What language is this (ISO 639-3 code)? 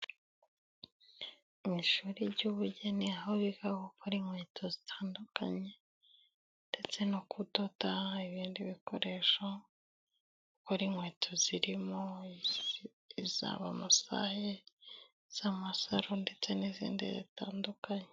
kin